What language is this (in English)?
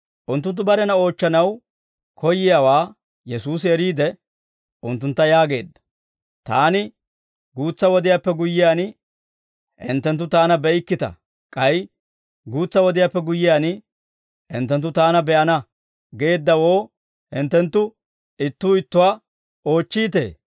Dawro